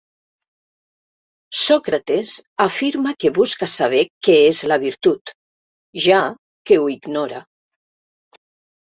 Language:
Catalan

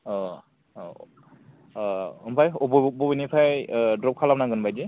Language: Bodo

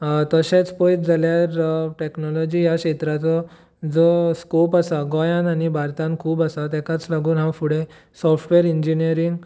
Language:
Konkani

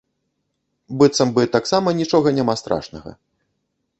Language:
Belarusian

